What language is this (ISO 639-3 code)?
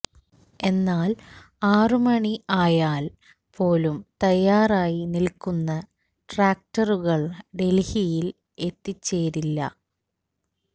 mal